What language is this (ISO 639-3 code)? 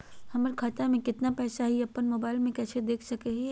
mag